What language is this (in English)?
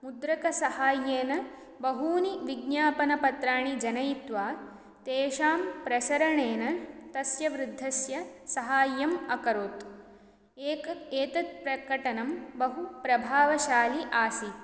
Sanskrit